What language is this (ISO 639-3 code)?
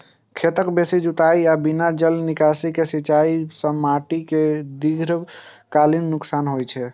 mai